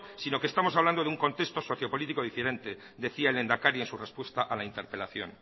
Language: Spanish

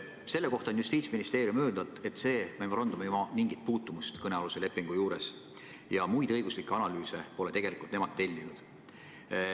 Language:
Estonian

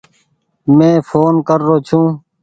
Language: Goaria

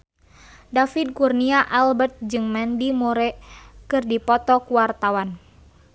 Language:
Sundanese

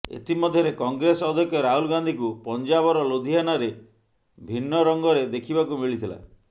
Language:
Odia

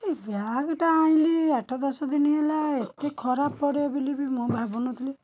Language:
Odia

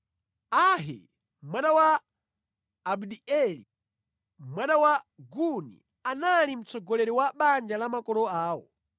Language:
Nyanja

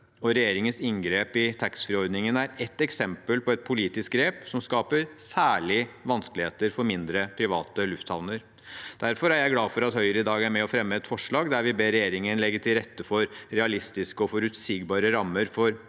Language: Norwegian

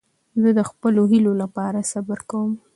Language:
Pashto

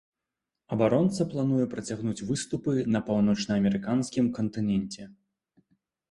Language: Belarusian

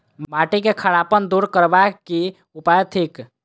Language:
Maithili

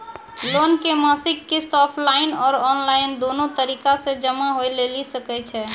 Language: Maithili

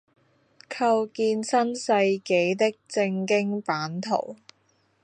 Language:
Chinese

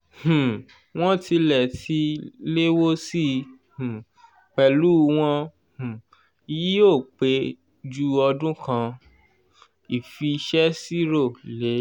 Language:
Yoruba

